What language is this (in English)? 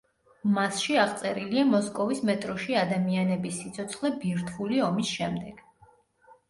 Georgian